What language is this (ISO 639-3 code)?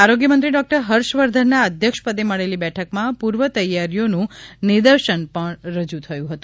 guj